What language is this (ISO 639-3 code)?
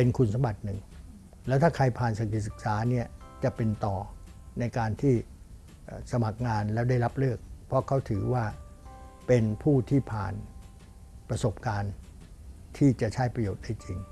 tha